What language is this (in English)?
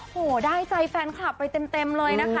Thai